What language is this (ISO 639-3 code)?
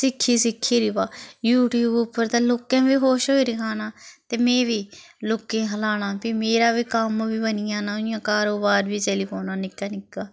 doi